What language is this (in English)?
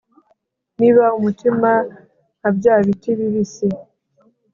Kinyarwanda